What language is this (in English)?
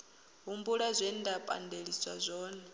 Venda